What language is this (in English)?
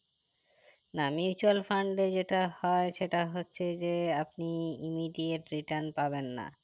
Bangla